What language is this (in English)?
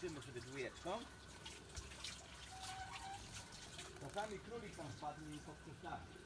Polish